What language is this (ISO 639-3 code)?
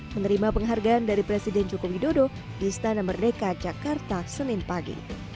ind